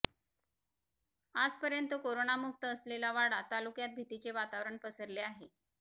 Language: Marathi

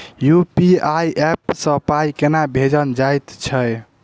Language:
Maithili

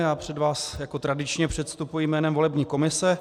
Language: Czech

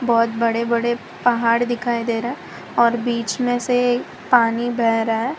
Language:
Hindi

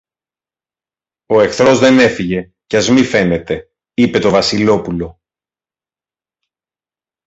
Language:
Greek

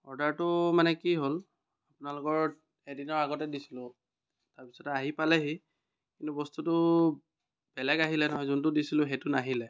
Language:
Assamese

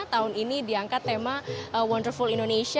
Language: Indonesian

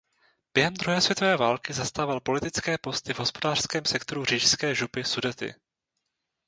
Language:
Czech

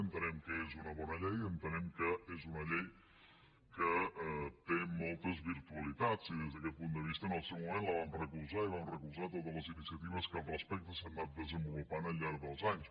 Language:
Catalan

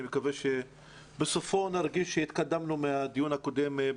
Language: Hebrew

